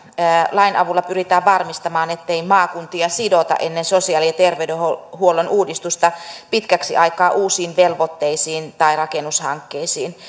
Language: Finnish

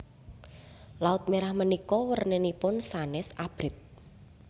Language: Javanese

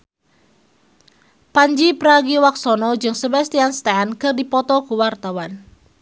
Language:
Sundanese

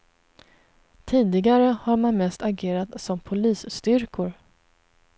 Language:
Swedish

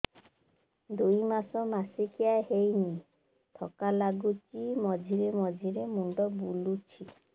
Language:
Odia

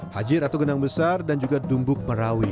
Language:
Indonesian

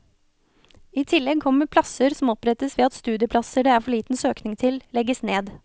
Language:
Norwegian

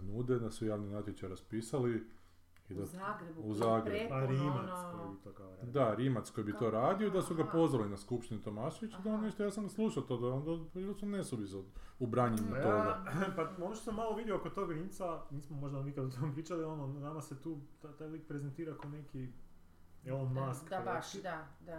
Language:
Croatian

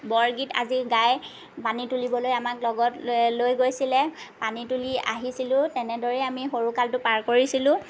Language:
Assamese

